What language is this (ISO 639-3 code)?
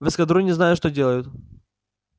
rus